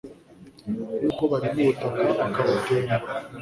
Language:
Kinyarwanda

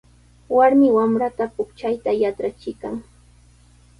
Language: Sihuas Ancash Quechua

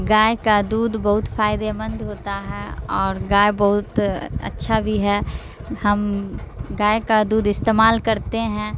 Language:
Urdu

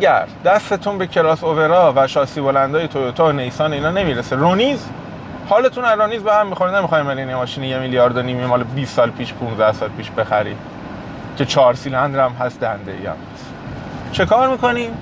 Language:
Persian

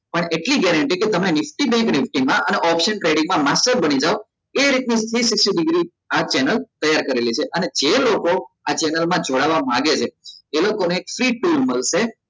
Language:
Gujarati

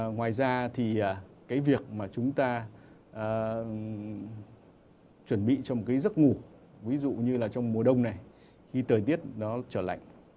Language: Vietnamese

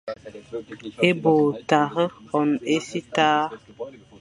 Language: Fang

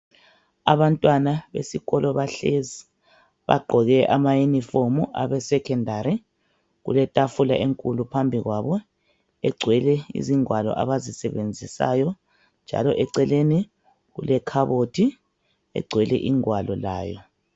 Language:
North Ndebele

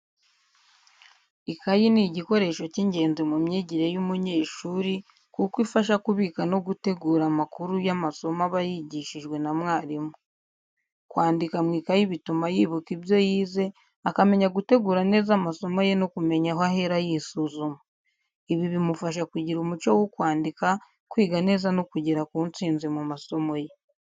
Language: Kinyarwanda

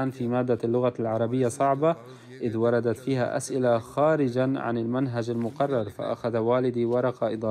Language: Arabic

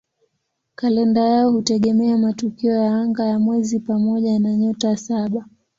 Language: Swahili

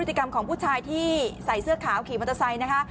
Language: Thai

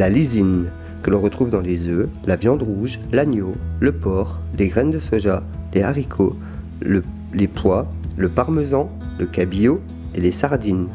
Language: French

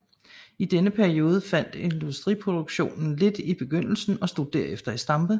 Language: Danish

